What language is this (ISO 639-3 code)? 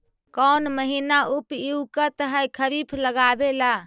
mag